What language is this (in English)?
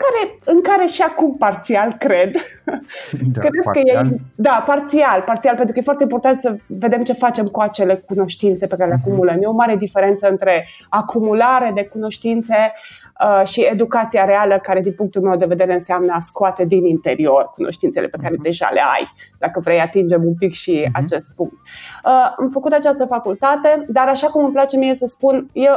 Romanian